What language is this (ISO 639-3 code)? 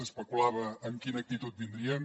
cat